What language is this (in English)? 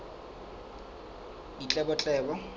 Southern Sotho